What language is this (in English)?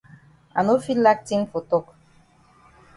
Cameroon Pidgin